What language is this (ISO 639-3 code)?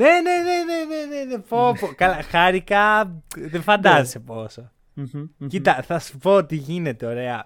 ell